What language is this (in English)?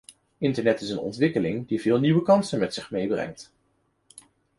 Dutch